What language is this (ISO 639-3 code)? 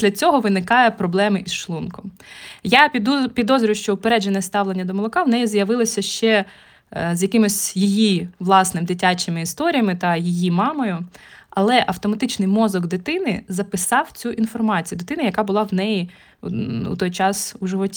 ukr